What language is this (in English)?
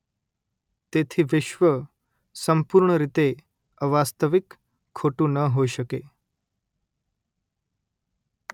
Gujarati